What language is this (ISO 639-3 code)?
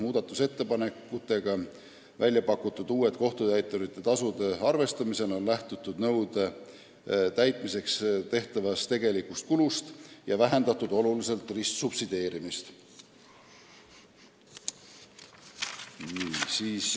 est